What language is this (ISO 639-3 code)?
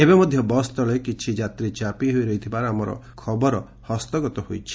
ori